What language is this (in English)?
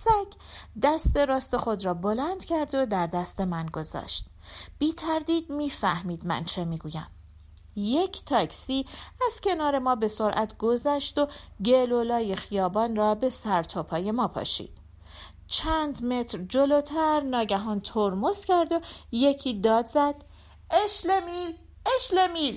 Persian